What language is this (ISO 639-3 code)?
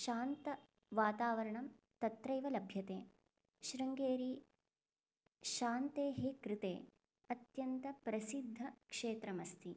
san